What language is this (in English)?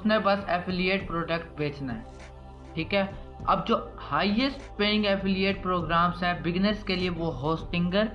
Urdu